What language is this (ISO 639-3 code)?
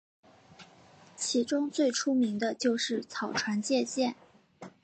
zho